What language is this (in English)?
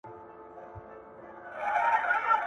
Pashto